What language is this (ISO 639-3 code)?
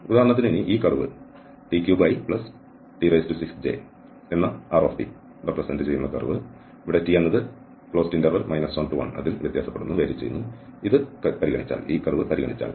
mal